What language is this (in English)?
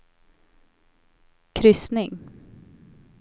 Swedish